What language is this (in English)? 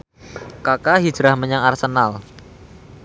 Javanese